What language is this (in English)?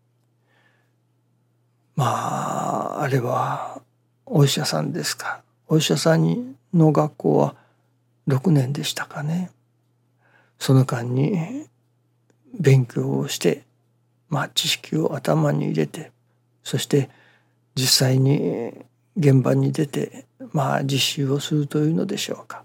Japanese